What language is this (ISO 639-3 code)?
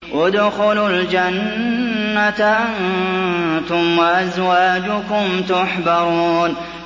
ara